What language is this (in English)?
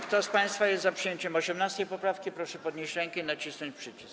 Polish